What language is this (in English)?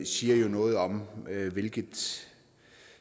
Danish